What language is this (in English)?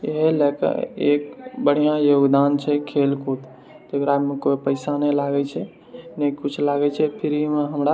Maithili